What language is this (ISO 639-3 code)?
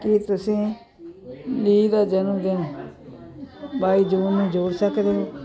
pan